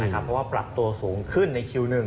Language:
Thai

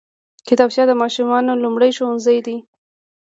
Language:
Pashto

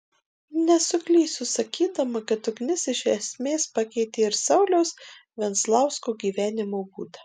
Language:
Lithuanian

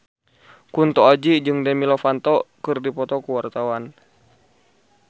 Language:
Sundanese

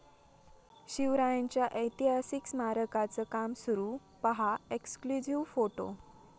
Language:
Marathi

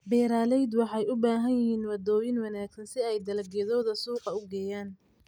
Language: Somali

